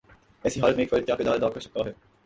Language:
Urdu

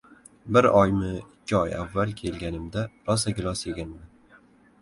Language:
Uzbek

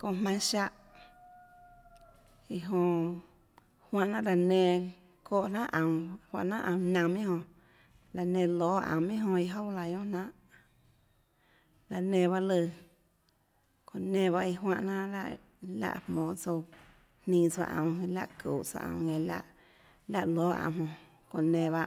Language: Tlacoatzintepec Chinantec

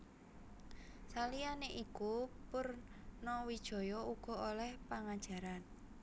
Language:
Javanese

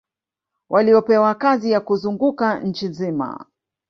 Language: Swahili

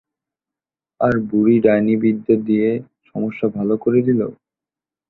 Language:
Bangla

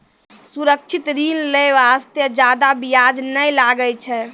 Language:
Maithili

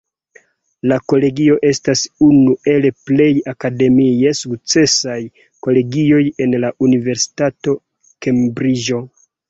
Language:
Esperanto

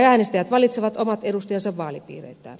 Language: Finnish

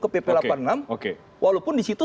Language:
Indonesian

